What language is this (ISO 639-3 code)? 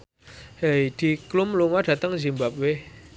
jav